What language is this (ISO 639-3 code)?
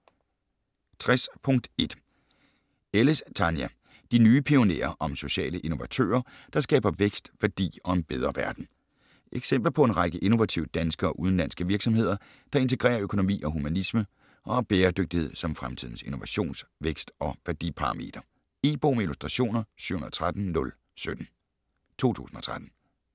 dan